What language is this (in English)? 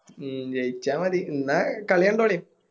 Malayalam